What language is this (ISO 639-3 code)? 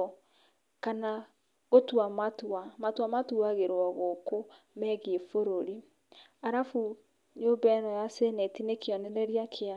kik